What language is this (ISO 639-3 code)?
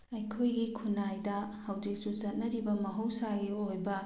mni